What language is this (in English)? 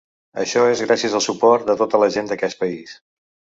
Catalan